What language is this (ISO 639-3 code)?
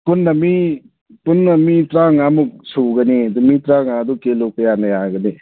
mni